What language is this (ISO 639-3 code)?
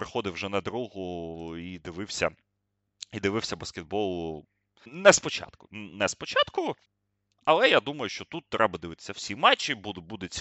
ukr